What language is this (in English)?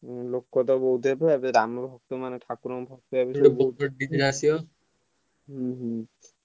Odia